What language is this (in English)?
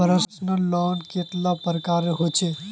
Magahi